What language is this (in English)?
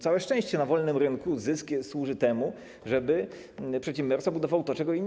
Polish